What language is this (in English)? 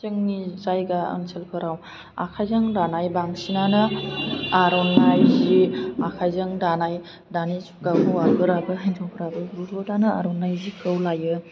Bodo